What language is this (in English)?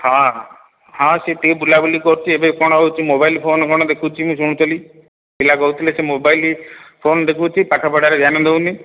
Odia